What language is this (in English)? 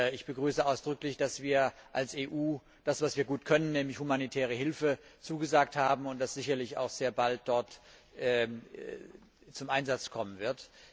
German